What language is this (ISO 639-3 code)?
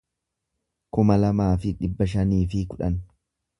orm